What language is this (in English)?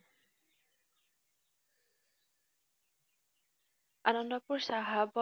Assamese